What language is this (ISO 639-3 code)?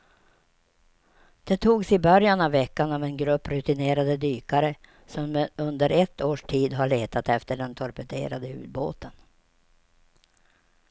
swe